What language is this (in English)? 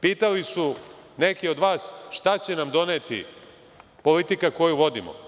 Serbian